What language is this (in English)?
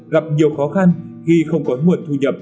Vietnamese